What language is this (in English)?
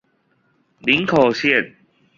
Chinese